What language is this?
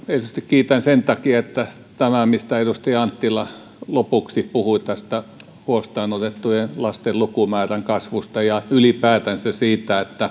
Finnish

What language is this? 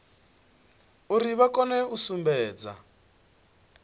Venda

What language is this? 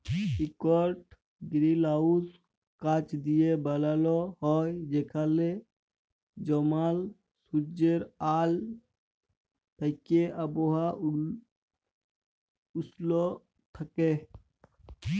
Bangla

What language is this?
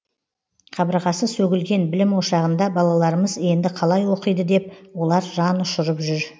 Kazakh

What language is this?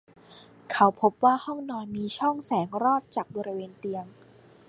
Thai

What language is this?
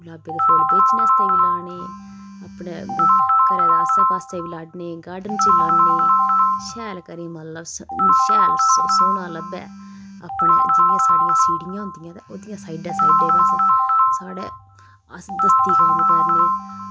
Dogri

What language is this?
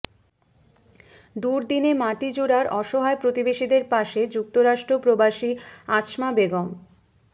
Bangla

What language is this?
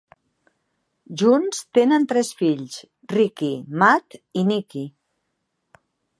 Catalan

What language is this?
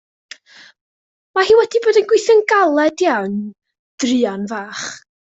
Welsh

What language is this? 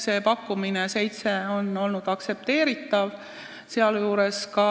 Estonian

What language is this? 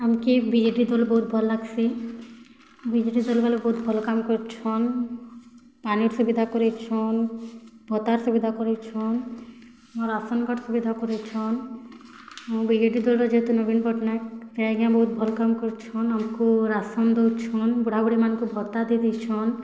Odia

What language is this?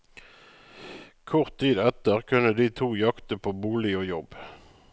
Norwegian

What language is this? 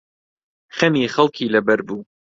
Central Kurdish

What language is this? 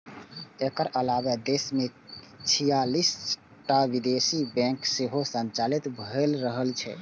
Maithili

